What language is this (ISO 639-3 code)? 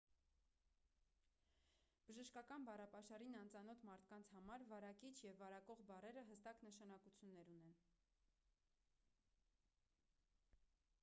hye